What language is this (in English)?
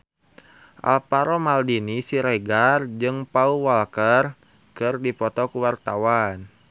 Sundanese